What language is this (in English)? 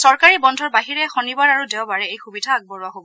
Assamese